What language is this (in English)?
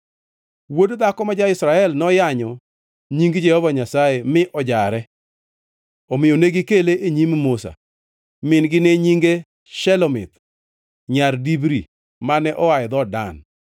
Luo (Kenya and Tanzania)